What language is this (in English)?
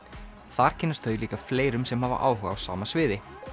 Icelandic